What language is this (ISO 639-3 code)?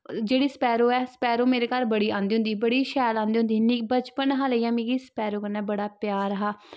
doi